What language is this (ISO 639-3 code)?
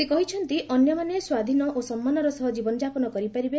ori